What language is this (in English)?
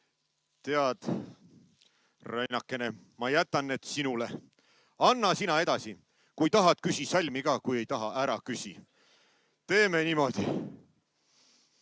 Estonian